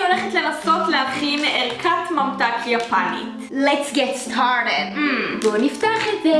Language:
Hebrew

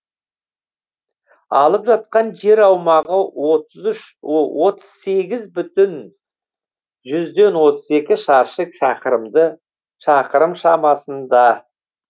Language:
Kazakh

